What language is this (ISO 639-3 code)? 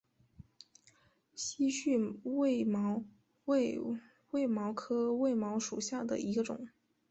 zho